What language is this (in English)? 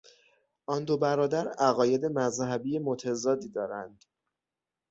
Persian